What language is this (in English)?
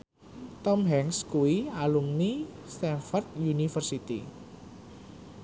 Javanese